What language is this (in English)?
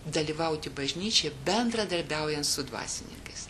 Lithuanian